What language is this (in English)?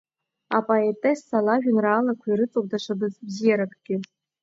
Abkhazian